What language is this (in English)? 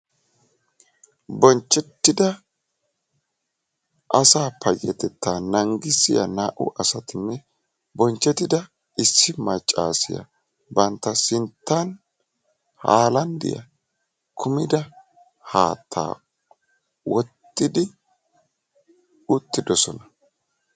Wolaytta